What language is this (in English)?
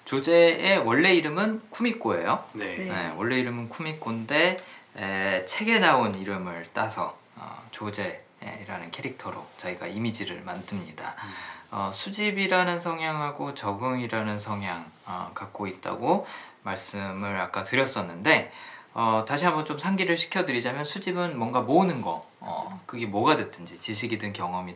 Korean